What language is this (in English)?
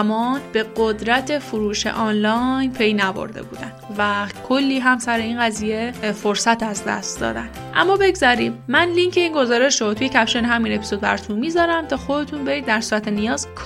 Persian